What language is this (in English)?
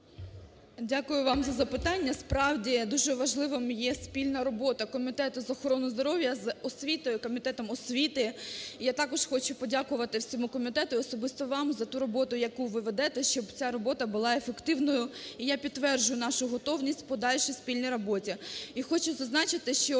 Ukrainian